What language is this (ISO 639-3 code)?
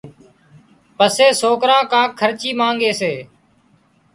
kxp